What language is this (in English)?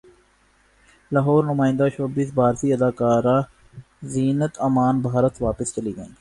Urdu